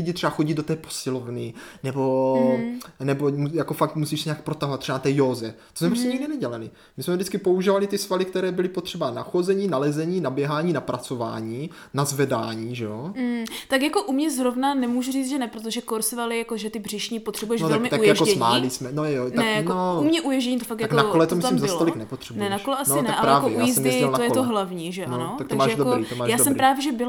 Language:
Czech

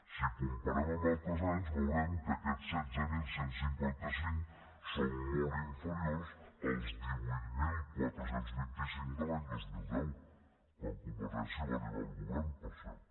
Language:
Catalan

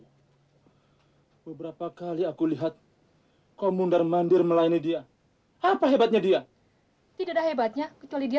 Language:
Indonesian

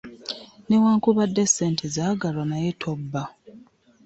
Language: Ganda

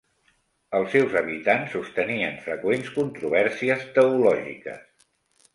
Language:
Catalan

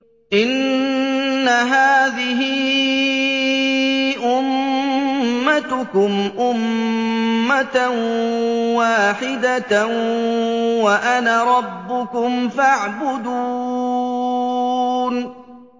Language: Arabic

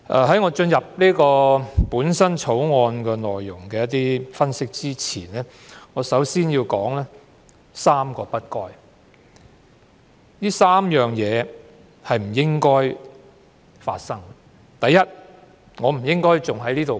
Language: Cantonese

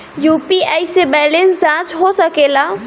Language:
Bhojpuri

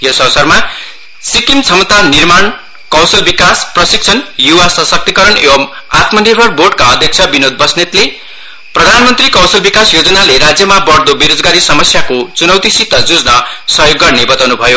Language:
Nepali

